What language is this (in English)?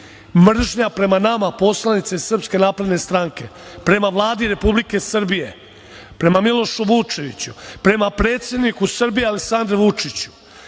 Serbian